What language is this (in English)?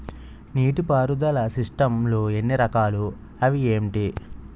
Telugu